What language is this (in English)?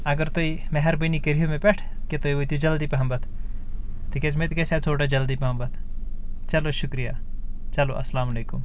Kashmiri